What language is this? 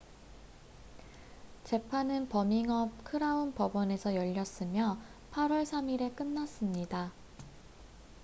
Korean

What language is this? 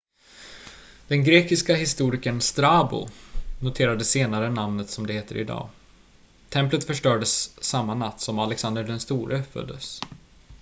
Swedish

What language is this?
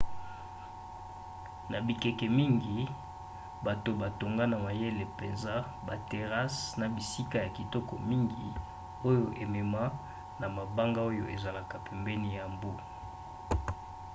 Lingala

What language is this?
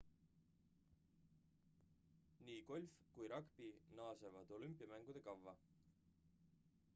Estonian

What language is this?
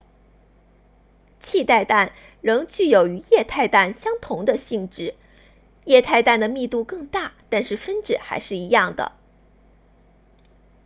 Chinese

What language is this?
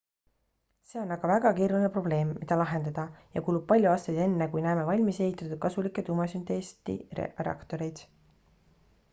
Estonian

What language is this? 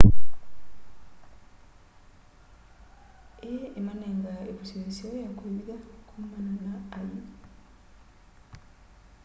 Kamba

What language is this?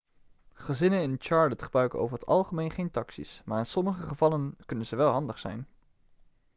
Dutch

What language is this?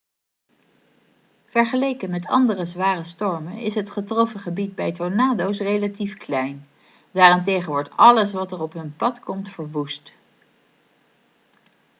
Dutch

